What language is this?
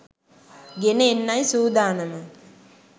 Sinhala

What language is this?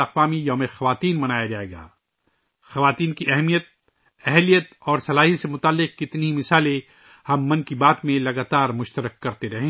Urdu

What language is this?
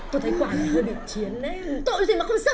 Vietnamese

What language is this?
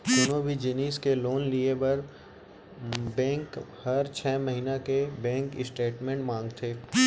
Chhattisgarhi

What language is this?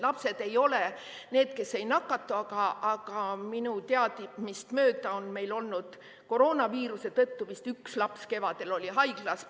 Estonian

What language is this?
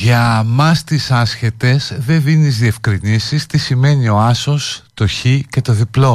Greek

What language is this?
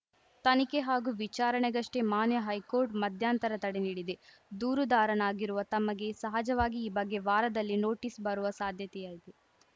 Kannada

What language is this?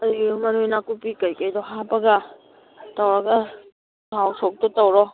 Manipuri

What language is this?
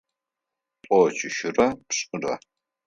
Adyghe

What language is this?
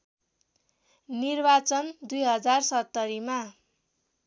Nepali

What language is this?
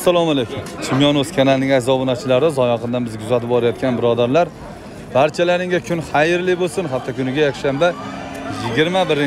Turkish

